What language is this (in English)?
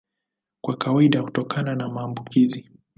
Swahili